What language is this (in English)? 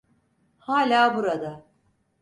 Turkish